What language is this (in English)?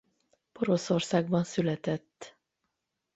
Hungarian